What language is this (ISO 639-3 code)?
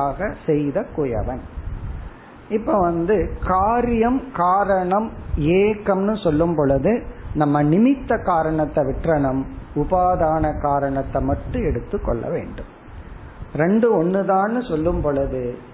tam